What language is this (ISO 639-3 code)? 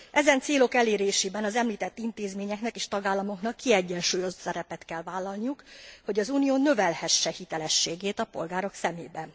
hun